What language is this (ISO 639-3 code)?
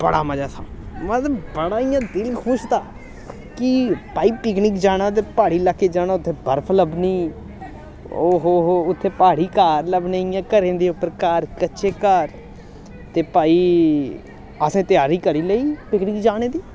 doi